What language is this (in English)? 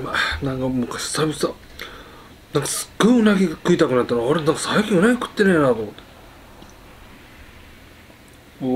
Japanese